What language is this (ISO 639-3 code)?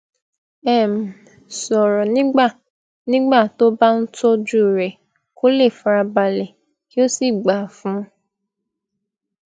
yor